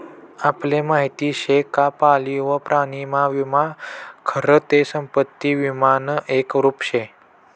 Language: Marathi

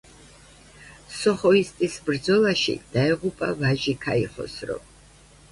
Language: Georgian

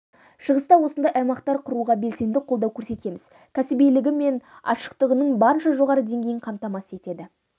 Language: Kazakh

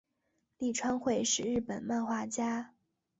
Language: Chinese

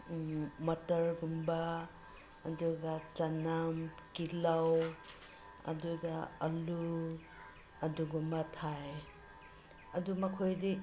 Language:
Manipuri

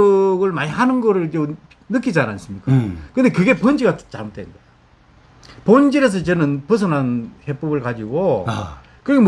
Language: Korean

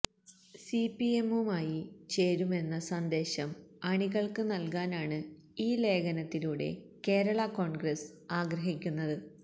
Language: Malayalam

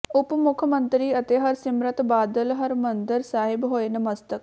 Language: Punjabi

